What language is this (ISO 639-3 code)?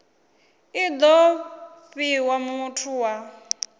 ven